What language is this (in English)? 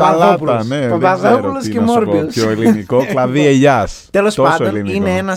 Greek